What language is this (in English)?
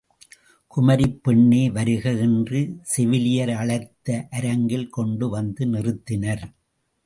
Tamil